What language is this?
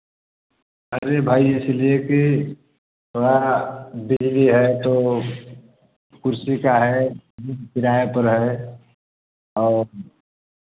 Hindi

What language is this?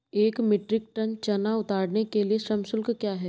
Hindi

